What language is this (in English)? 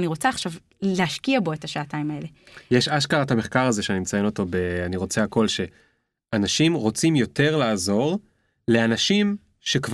Hebrew